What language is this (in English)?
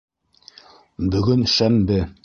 Bashkir